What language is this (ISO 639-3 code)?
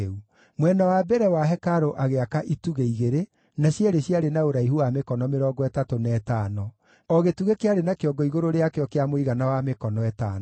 kik